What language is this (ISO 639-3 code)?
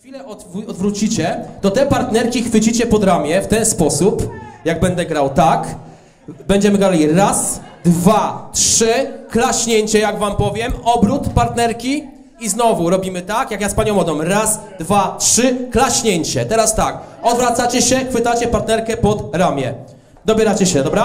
pol